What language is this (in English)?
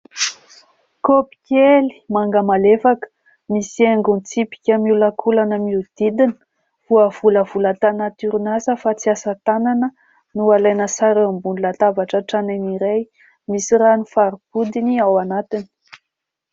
Malagasy